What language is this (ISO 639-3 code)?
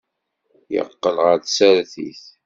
kab